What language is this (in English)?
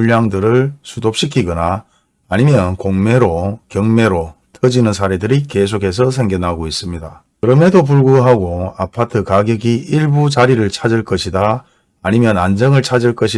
Korean